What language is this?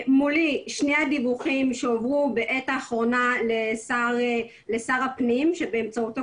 Hebrew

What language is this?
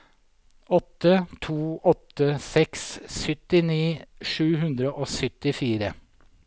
Norwegian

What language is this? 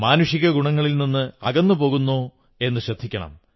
Malayalam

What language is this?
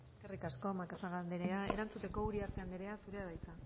Basque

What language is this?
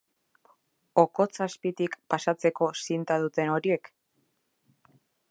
Basque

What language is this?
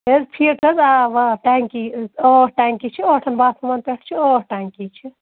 Kashmiri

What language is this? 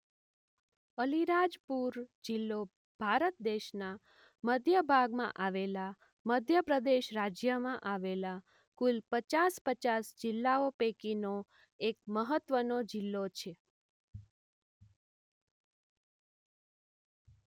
Gujarati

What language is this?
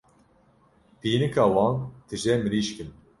Kurdish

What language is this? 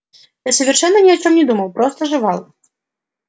Russian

